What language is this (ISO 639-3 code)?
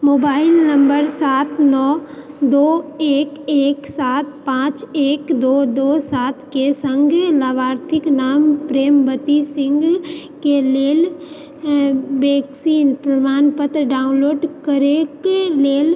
mai